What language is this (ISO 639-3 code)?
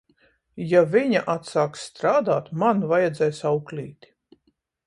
lav